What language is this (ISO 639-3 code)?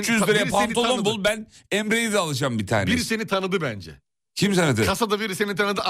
tur